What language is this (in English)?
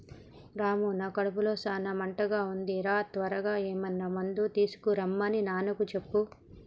Telugu